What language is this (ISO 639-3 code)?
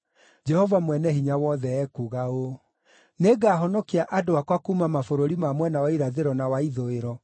kik